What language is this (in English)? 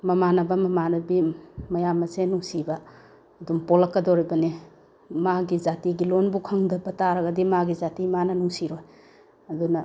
Manipuri